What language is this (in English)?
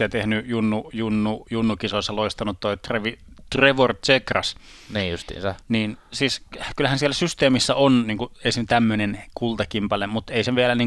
Finnish